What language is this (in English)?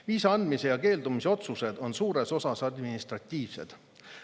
Estonian